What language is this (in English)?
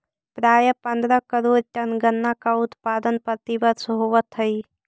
Magahi